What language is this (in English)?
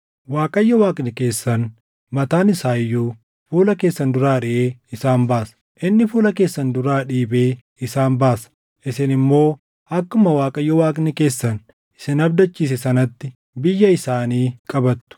Oromo